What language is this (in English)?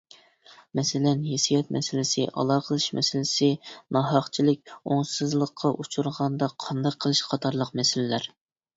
Uyghur